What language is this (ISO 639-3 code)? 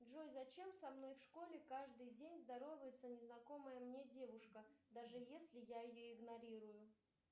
rus